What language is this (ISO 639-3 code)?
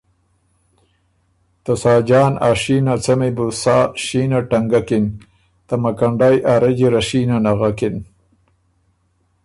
oru